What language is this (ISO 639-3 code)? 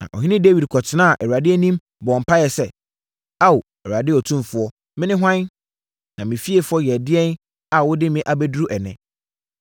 aka